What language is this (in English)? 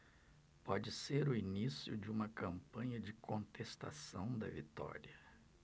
Portuguese